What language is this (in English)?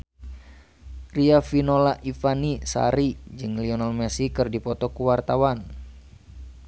Sundanese